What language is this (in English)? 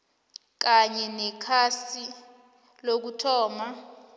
South Ndebele